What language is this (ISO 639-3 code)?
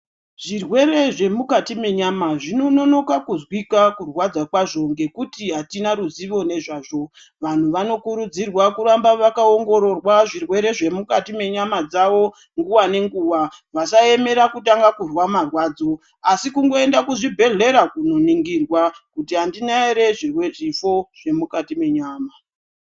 ndc